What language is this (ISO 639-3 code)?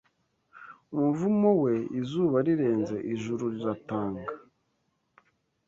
kin